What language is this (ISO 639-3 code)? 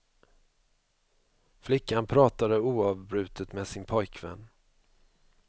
swe